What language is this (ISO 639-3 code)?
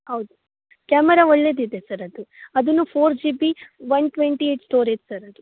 kan